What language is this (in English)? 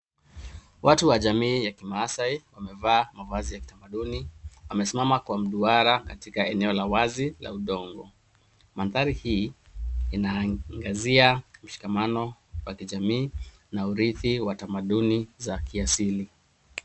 Swahili